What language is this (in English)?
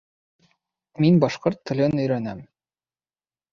Bashkir